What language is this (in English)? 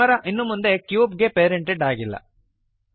Kannada